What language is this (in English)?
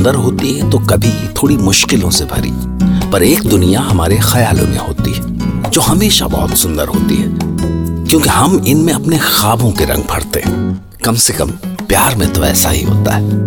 Hindi